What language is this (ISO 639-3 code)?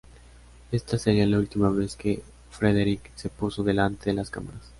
spa